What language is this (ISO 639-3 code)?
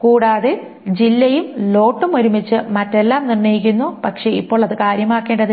mal